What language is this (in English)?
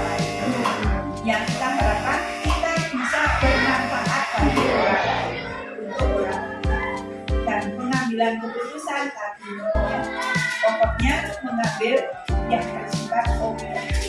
Indonesian